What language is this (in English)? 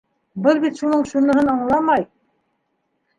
Bashkir